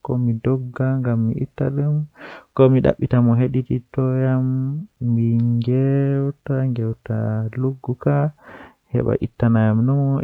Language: Western Niger Fulfulde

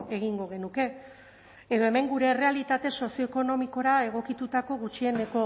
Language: Basque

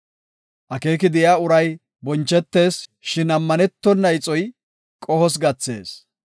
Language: Gofa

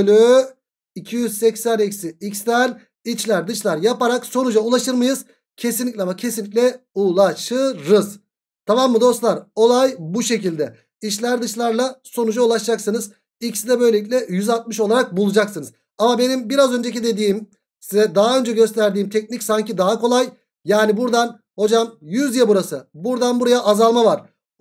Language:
Turkish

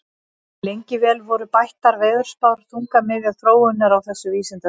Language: Icelandic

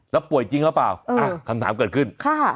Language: Thai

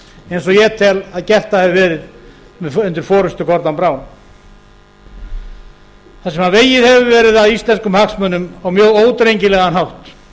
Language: Icelandic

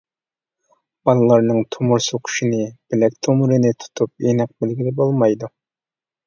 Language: Uyghur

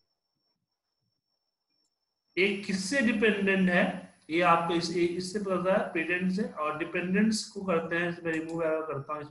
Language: Hindi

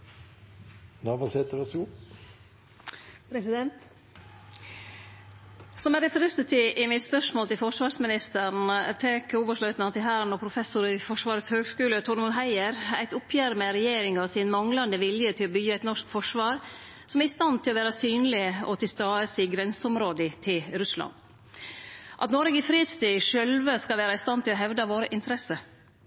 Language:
Norwegian Nynorsk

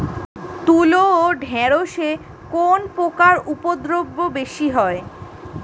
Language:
Bangla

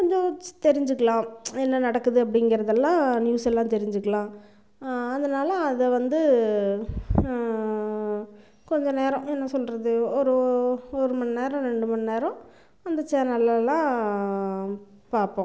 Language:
Tamil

